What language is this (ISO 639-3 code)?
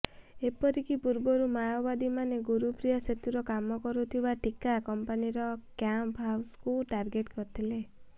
ori